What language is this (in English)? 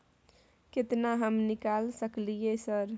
Maithili